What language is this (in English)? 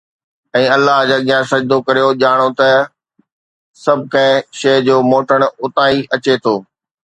Sindhi